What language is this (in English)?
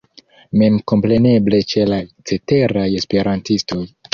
Esperanto